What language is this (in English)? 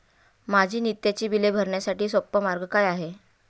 Marathi